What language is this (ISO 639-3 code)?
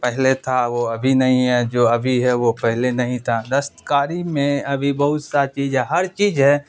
urd